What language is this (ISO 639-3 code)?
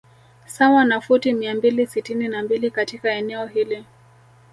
swa